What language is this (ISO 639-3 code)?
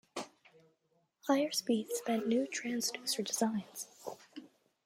eng